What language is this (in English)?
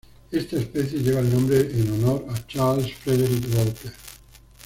Spanish